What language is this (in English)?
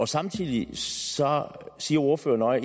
Danish